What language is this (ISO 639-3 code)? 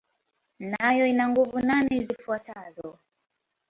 swa